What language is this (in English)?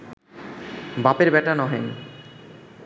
Bangla